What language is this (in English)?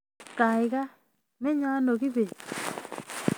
Kalenjin